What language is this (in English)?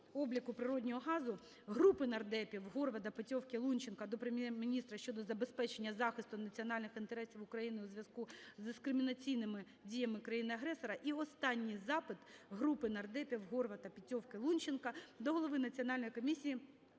Ukrainian